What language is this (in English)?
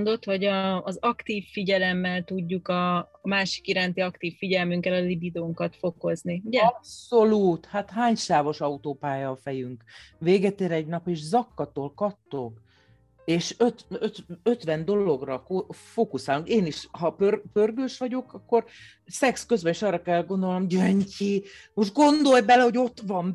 Hungarian